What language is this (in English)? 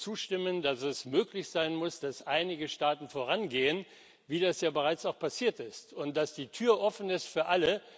German